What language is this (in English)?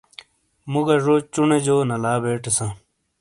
Shina